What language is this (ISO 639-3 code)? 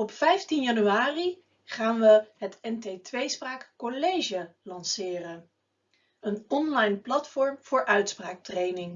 nld